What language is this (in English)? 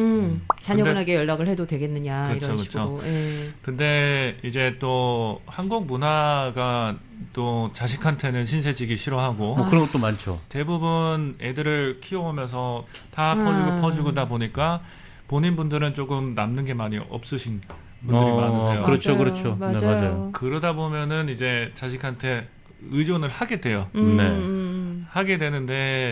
Korean